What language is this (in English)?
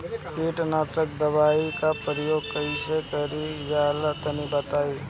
Bhojpuri